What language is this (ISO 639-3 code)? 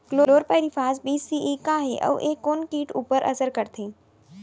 hne